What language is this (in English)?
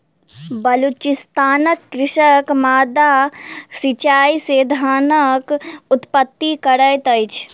Maithili